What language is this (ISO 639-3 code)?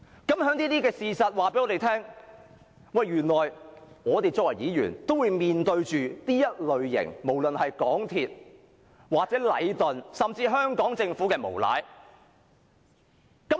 yue